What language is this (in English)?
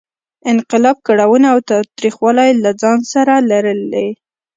Pashto